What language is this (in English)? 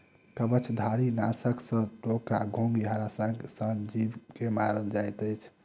Maithili